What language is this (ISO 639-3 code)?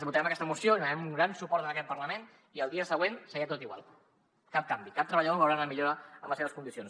cat